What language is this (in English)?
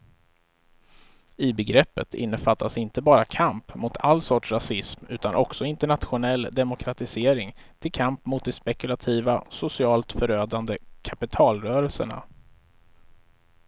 Swedish